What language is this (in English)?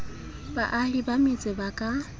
Southern Sotho